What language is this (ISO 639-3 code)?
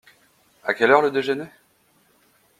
fra